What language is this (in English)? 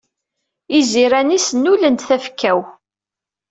Kabyle